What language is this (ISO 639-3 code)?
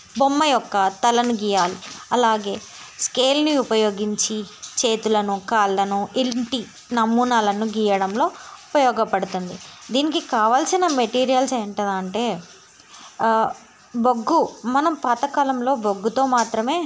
tel